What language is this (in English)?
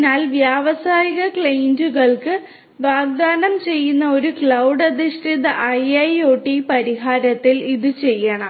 Malayalam